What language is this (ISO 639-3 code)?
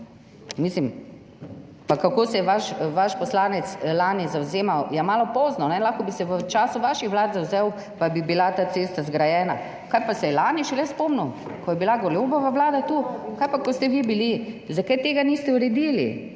slv